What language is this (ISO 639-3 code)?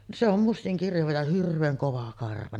fin